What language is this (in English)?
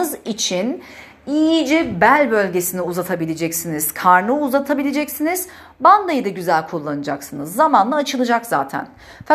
Turkish